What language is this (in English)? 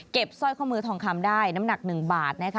Thai